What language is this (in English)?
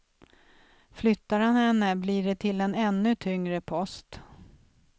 Swedish